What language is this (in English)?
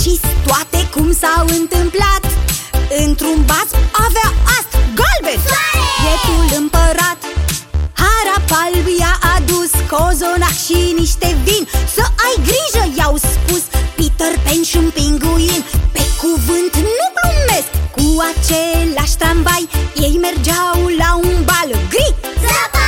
Romanian